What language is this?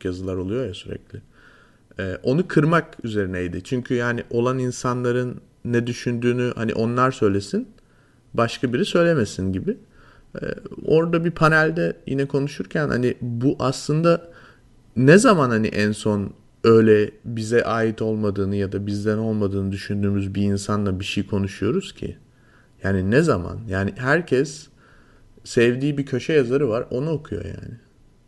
Turkish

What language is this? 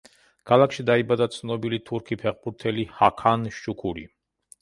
Georgian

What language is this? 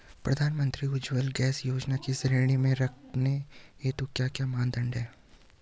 Hindi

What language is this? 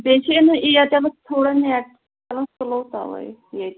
Kashmiri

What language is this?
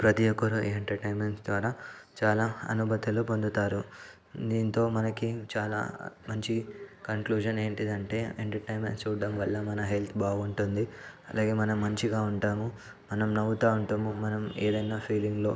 Telugu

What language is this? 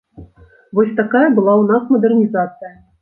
Belarusian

